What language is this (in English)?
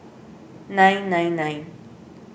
English